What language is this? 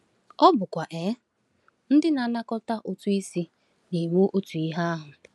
Igbo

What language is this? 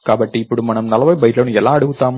Telugu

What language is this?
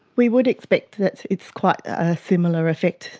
English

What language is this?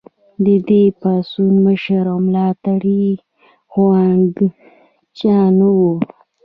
Pashto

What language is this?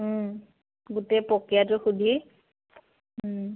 Assamese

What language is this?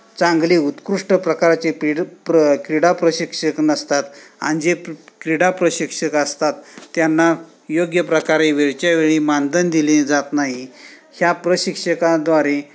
Marathi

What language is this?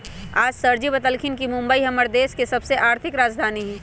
Magahi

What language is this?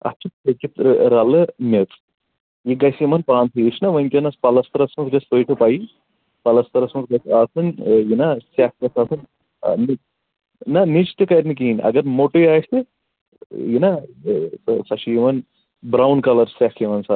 Kashmiri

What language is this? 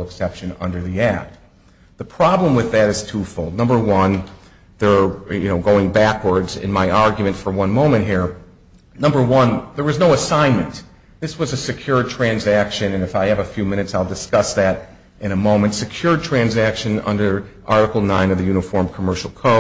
English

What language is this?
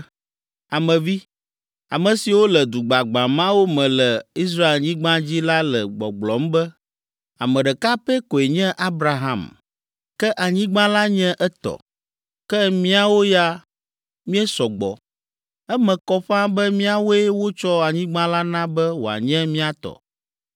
Ewe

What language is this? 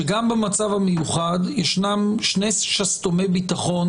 Hebrew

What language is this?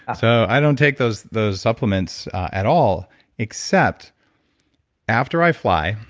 English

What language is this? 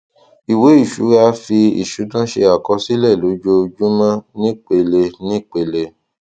Yoruba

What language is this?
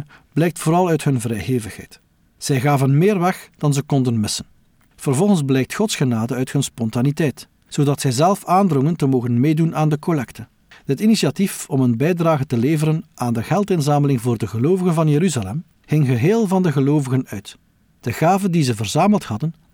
Dutch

